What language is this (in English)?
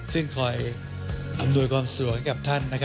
Thai